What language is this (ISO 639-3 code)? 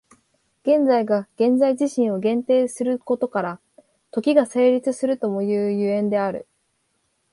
jpn